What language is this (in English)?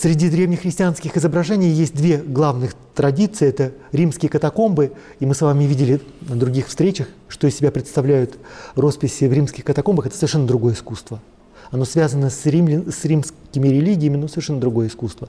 Russian